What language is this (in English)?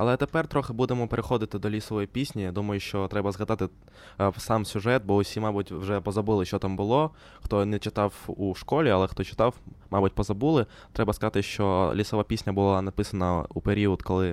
Ukrainian